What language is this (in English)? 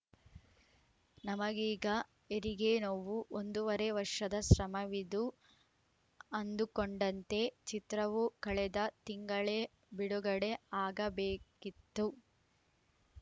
Kannada